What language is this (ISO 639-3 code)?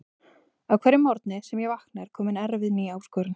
isl